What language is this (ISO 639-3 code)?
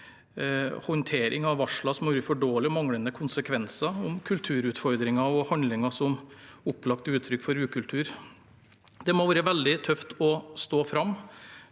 nor